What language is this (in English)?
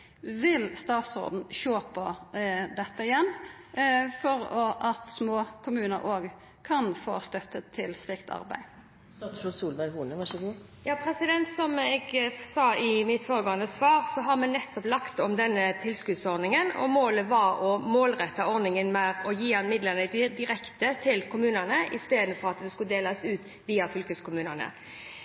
Norwegian